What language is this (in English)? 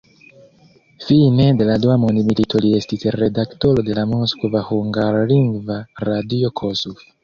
Esperanto